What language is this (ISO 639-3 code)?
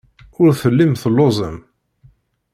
kab